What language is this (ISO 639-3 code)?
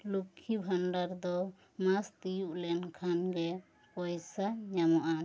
sat